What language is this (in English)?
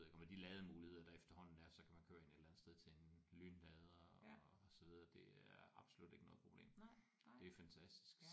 Danish